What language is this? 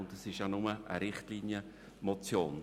Swiss German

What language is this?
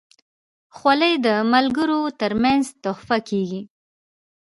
Pashto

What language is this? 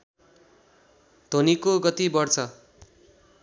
Nepali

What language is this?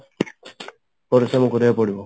Odia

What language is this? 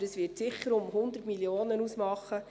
Swiss German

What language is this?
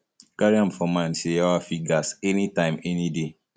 Nigerian Pidgin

